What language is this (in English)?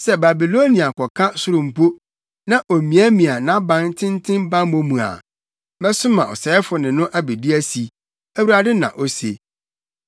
Akan